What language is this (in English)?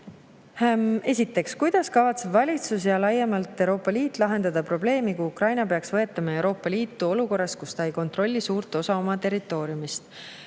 Estonian